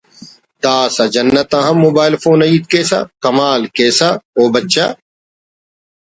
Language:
Brahui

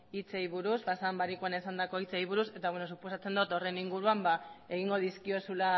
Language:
Basque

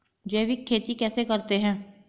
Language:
Hindi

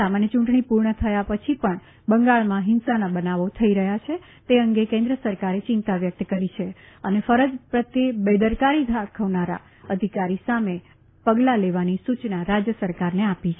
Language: Gujarati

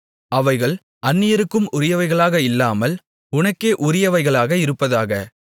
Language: Tamil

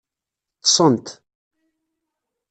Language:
Kabyle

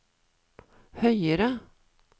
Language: Norwegian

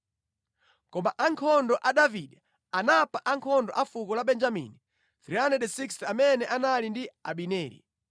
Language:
Nyanja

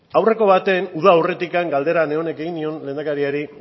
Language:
Basque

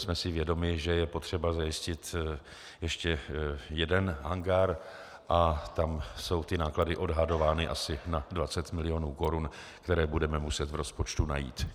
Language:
Czech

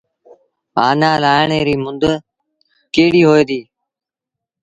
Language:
Sindhi Bhil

